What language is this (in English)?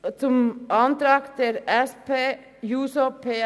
Swiss German